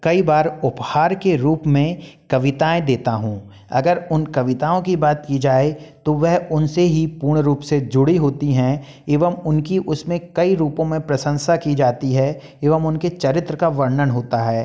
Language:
Hindi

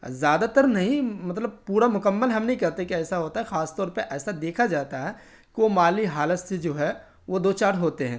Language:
Urdu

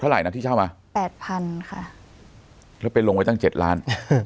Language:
Thai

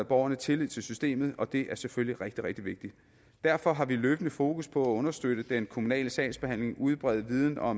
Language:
Danish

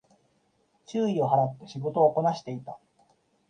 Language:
Japanese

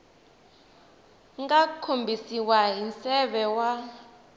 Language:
Tsonga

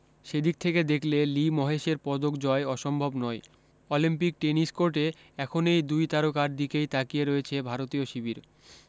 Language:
Bangla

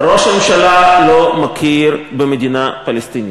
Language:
Hebrew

